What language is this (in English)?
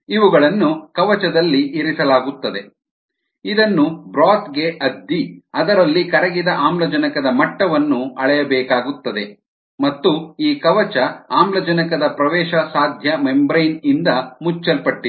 Kannada